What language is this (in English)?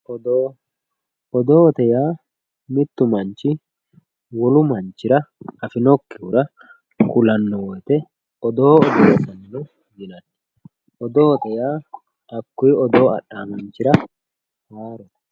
Sidamo